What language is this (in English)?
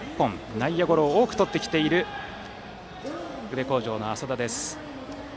Japanese